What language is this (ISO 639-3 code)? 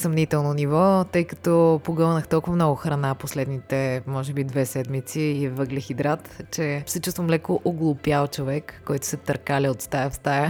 bul